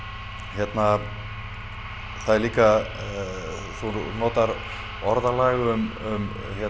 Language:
Icelandic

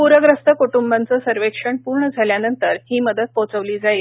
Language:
Marathi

